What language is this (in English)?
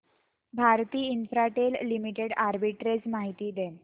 Marathi